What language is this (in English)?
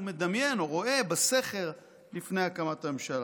Hebrew